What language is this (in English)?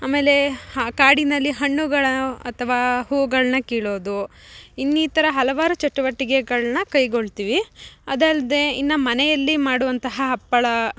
Kannada